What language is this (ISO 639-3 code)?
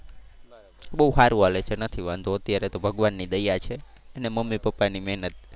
guj